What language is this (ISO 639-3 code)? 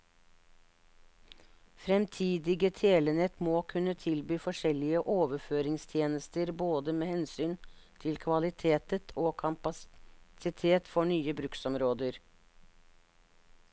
nor